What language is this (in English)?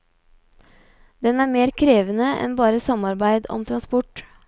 Norwegian